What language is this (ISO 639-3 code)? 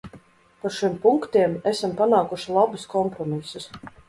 lav